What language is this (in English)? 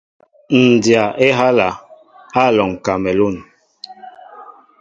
Mbo (Cameroon)